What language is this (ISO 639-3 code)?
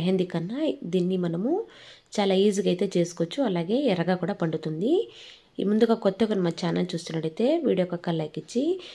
tel